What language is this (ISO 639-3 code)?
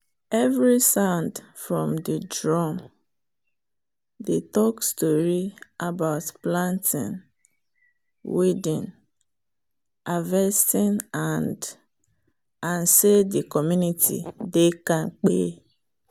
pcm